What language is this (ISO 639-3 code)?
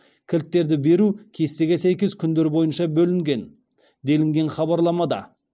kaz